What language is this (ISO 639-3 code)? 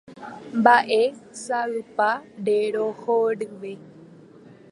grn